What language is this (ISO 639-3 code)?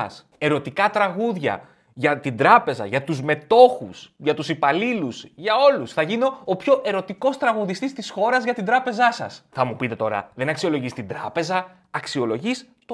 ell